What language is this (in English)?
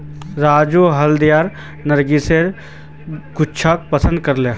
Magahi